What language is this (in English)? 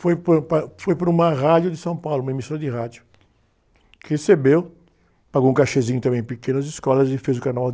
Portuguese